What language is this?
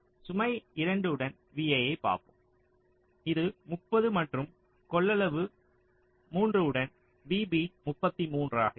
Tamil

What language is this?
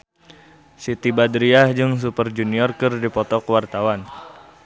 Sundanese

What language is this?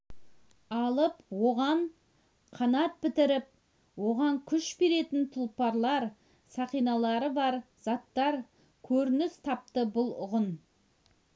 Kazakh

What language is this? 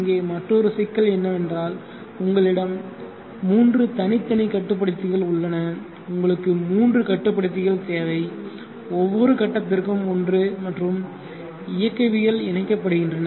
Tamil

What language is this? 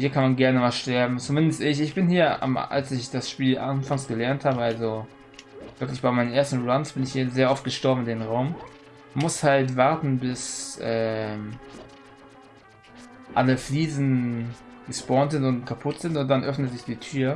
German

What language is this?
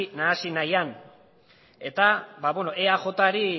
Basque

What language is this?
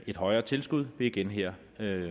Danish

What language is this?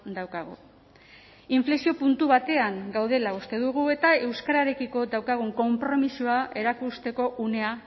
Basque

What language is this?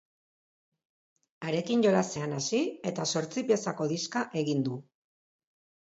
Basque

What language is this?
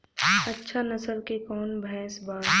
Bhojpuri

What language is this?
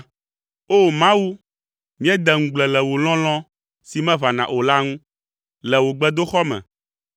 Ewe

